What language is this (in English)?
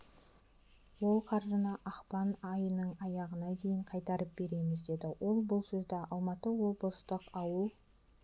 Kazakh